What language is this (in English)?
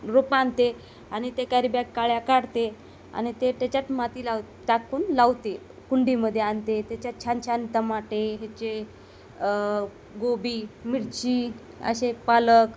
Marathi